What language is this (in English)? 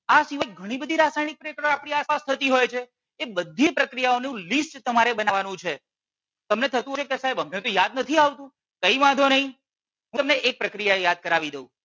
Gujarati